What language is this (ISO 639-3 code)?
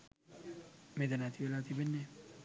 sin